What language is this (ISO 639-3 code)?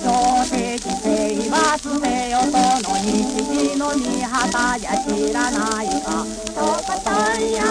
kor